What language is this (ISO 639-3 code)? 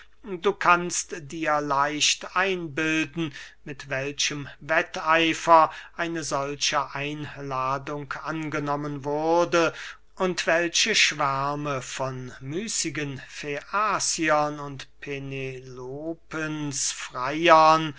deu